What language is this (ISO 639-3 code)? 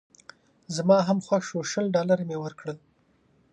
pus